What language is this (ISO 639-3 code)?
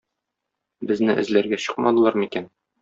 tat